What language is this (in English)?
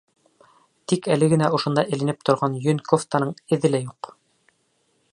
Bashkir